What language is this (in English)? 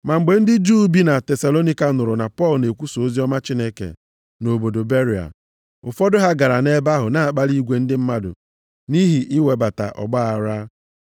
Igbo